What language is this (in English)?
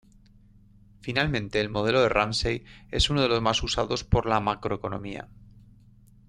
Spanish